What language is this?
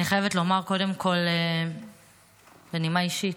Hebrew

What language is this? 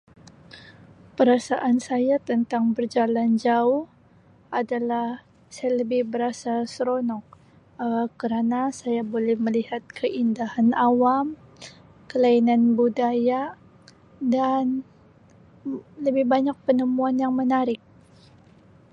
Sabah Malay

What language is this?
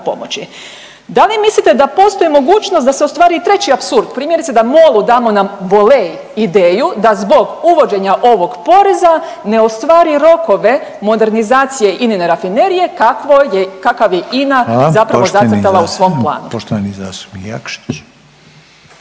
Croatian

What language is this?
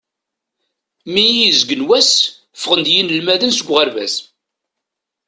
Kabyle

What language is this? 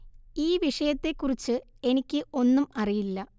Malayalam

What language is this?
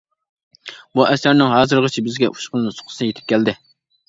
Uyghur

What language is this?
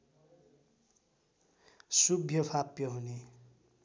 Nepali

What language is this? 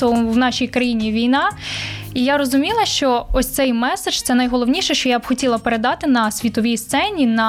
Ukrainian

